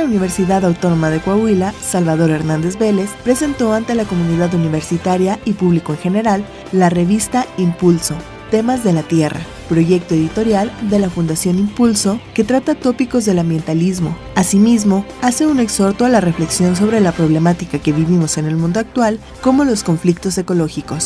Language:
Spanish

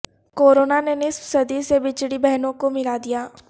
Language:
Urdu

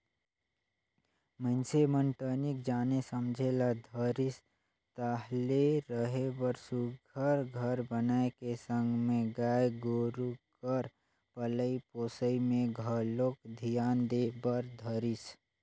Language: Chhattisgarhi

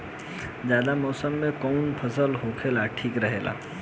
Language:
Bhojpuri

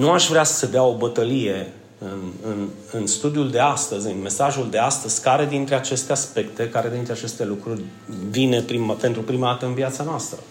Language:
Romanian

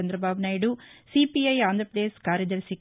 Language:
Telugu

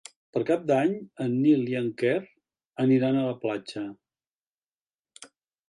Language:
Catalan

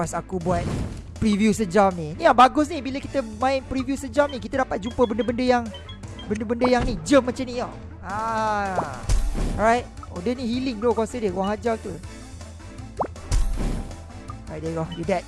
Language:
Malay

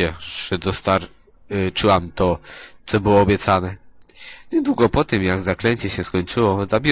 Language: Polish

